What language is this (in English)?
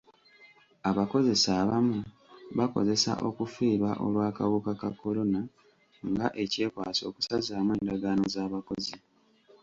Ganda